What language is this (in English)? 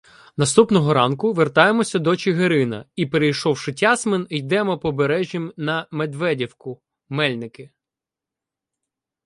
Ukrainian